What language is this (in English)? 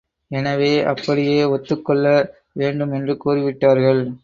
Tamil